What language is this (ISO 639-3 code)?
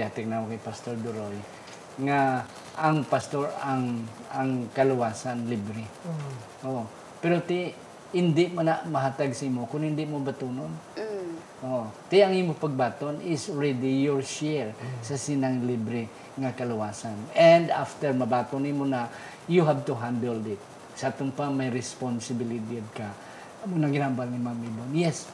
fil